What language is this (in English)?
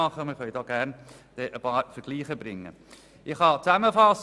Swiss German